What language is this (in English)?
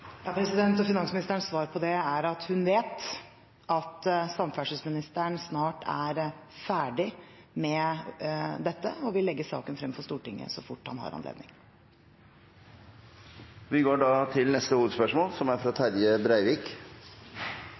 Norwegian